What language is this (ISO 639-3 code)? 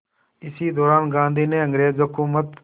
hin